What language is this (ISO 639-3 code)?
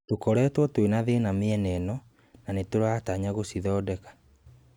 kik